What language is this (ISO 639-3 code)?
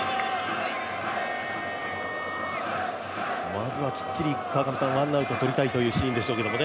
jpn